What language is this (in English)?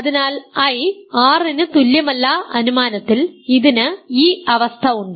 Malayalam